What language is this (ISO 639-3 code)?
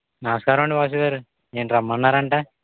tel